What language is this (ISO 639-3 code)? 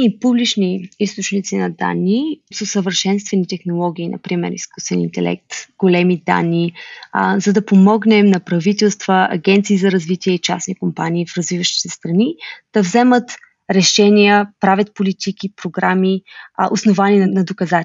bul